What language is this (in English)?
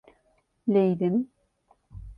Turkish